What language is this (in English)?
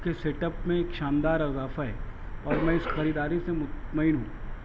Urdu